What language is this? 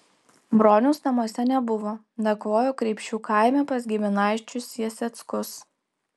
Lithuanian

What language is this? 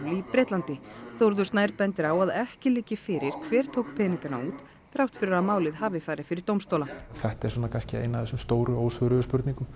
Icelandic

